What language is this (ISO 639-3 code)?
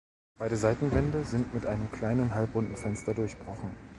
deu